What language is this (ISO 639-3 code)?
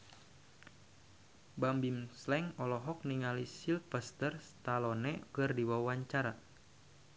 sun